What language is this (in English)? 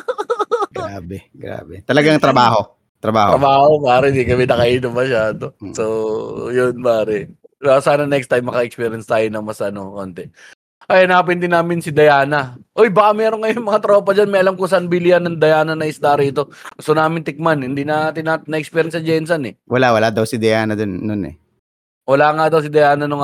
Filipino